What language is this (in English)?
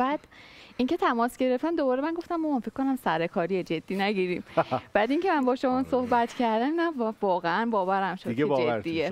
Persian